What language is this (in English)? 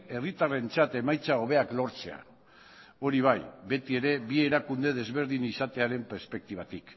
Basque